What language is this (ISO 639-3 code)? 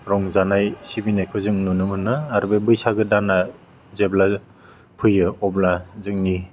brx